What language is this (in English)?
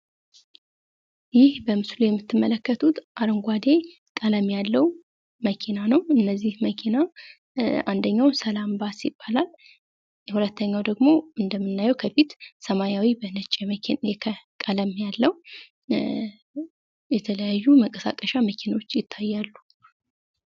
Amharic